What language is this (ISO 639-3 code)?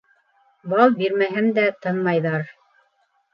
bak